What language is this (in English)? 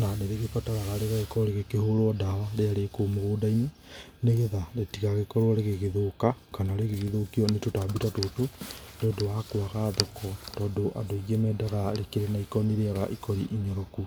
Kikuyu